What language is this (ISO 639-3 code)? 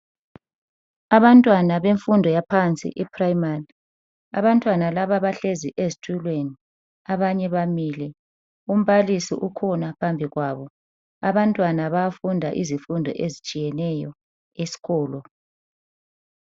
nde